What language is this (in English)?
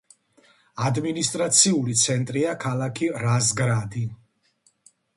Georgian